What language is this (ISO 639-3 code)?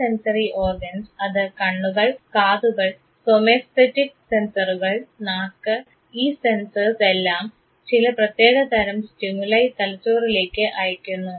mal